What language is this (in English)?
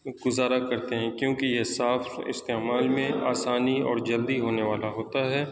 Urdu